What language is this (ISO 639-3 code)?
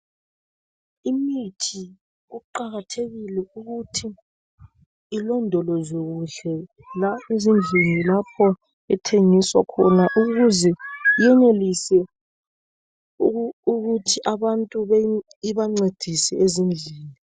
nde